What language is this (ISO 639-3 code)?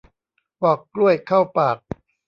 tha